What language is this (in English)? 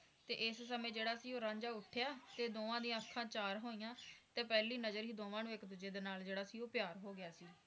Punjabi